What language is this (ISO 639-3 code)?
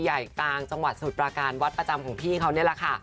tha